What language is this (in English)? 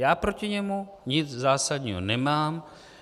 Czech